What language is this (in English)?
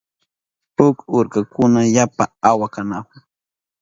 Southern Pastaza Quechua